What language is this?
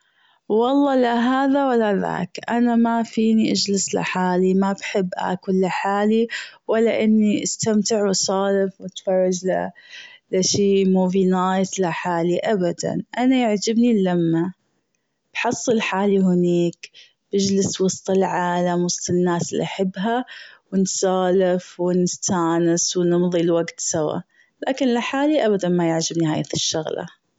Gulf Arabic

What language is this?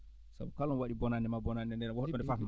Fula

